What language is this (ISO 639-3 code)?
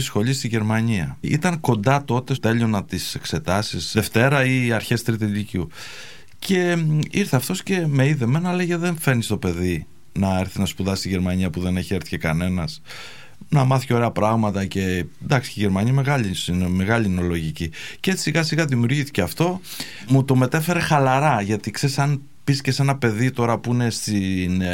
ell